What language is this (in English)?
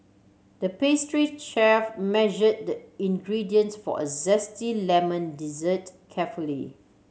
English